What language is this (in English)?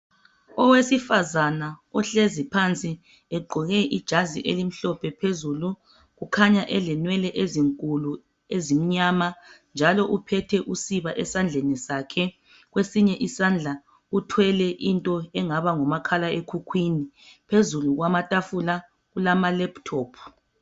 North Ndebele